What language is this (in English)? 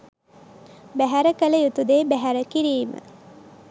Sinhala